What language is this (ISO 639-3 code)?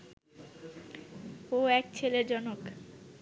ben